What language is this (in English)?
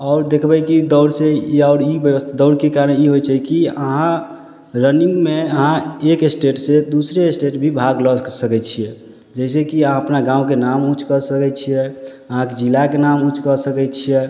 Maithili